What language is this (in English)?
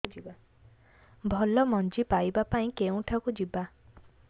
Odia